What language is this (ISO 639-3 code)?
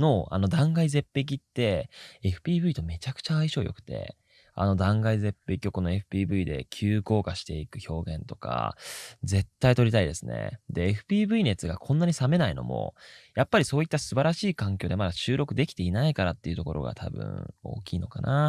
jpn